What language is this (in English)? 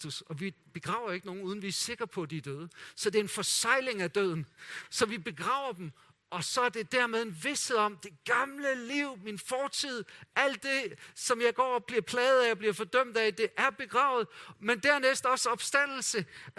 Danish